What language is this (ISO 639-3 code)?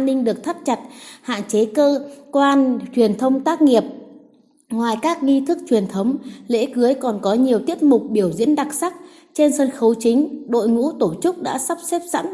vie